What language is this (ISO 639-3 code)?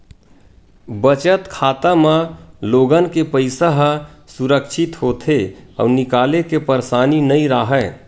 hne